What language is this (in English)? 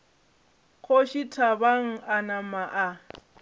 Northern Sotho